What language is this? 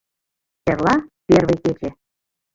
Mari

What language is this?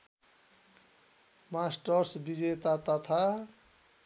Nepali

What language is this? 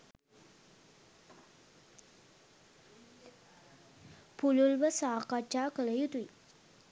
Sinhala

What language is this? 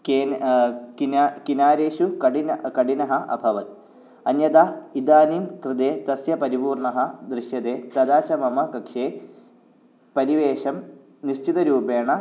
Sanskrit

